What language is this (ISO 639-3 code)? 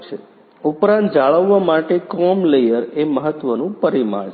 guj